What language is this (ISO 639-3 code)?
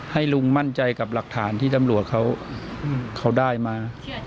tha